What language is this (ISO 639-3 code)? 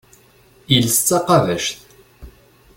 kab